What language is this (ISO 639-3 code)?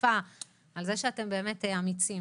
heb